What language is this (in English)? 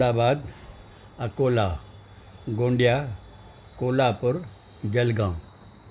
Sindhi